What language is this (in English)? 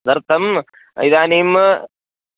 Sanskrit